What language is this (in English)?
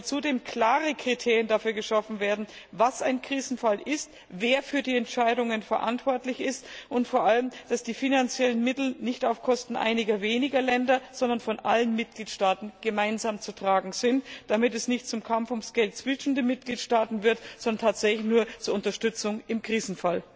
German